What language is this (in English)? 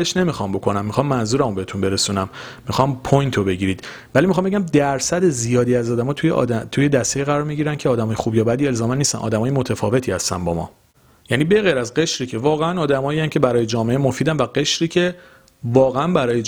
Persian